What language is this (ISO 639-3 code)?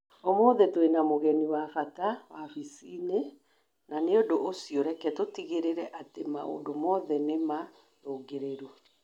kik